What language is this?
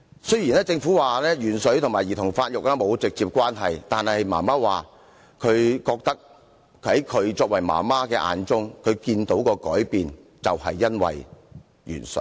Cantonese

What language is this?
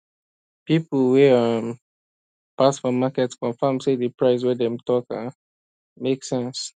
Nigerian Pidgin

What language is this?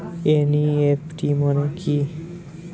Bangla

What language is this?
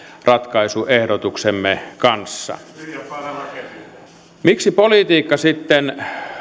Finnish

